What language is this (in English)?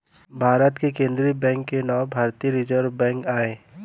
Chhattisgarhi